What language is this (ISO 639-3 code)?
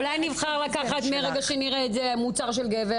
heb